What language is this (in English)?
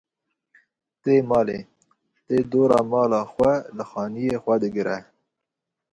Kurdish